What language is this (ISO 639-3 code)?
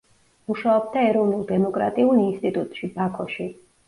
kat